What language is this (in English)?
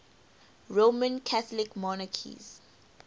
English